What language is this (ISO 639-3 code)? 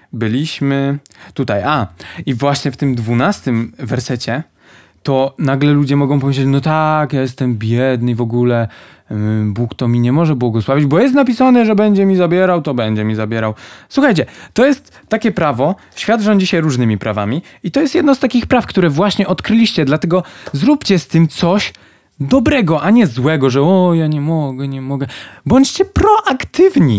pol